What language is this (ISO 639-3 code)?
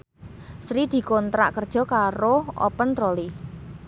jav